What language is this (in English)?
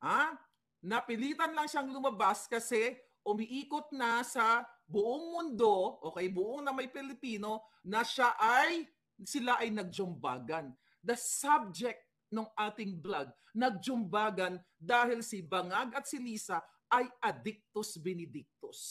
Filipino